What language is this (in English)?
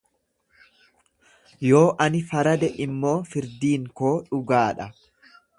Oromo